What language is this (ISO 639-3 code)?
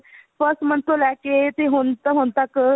pan